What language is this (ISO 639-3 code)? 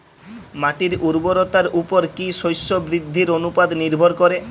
ben